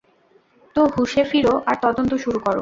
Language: Bangla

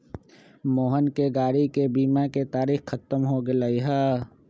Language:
Magahi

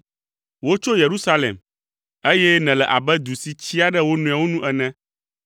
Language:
Ewe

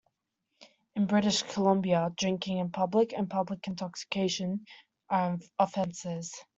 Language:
English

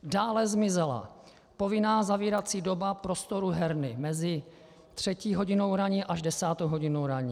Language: Czech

